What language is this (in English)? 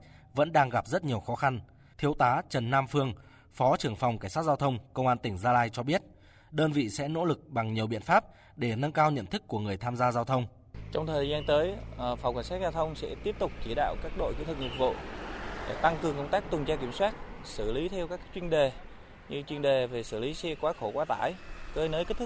Vietnamese